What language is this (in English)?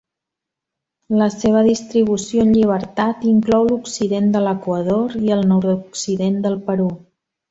Catalan